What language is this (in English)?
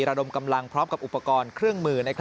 Thai